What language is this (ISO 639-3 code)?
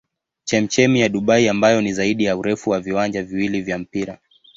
swa